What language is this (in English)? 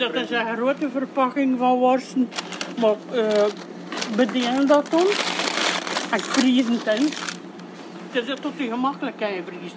Dutch